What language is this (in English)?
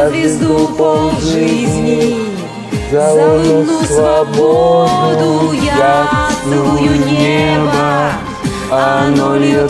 Russian